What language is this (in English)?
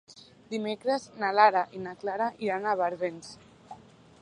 Catalan